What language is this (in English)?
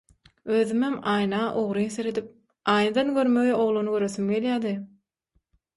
Turkmen